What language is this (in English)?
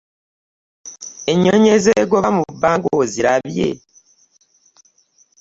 Ganda